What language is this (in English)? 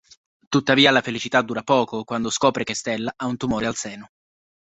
Italian